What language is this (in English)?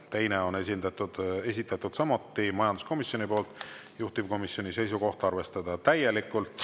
Estonian